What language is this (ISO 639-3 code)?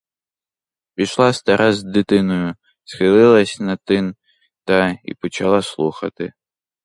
ukr